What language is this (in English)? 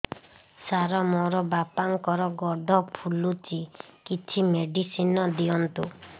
Odia